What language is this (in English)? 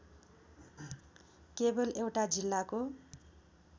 Nepali